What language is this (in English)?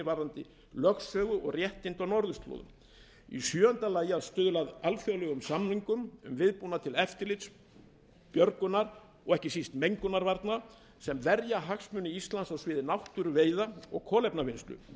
Icelandic